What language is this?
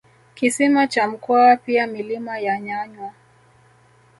Swahili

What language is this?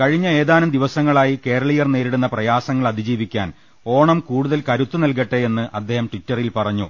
Malayalam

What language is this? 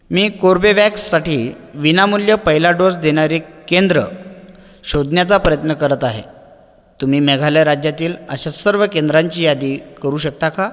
Marathi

